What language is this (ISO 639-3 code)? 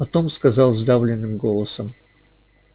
rus